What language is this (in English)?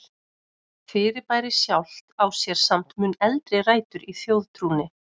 Icelandic